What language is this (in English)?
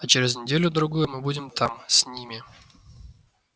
Russian